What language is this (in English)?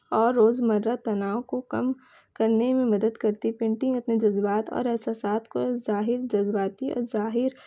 Urdu